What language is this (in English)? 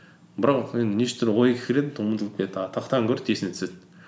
Kazakh